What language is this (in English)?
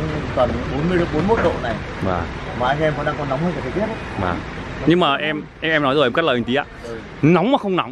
Vietnamese